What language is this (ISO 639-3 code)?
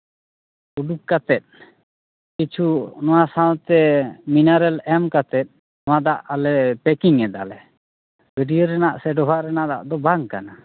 sat